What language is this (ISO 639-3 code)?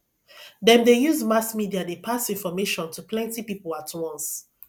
pcm